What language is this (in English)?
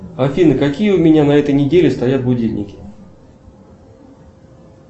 Russian